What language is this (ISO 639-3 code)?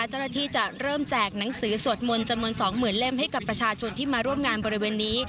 tha